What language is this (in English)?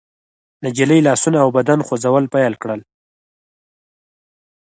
Pashto